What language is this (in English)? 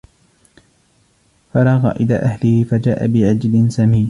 Arabic